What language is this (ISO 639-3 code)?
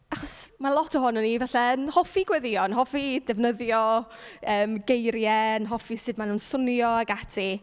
cym